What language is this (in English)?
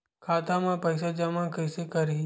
Chhattisgarhi